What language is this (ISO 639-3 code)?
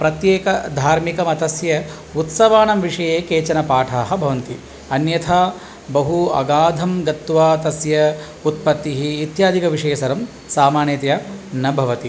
san